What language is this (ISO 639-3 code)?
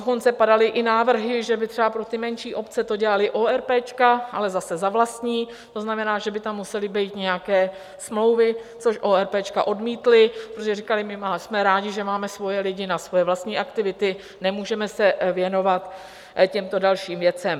ces